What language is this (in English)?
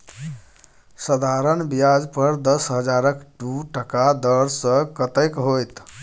Maithili